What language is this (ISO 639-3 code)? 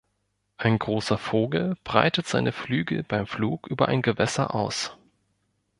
deu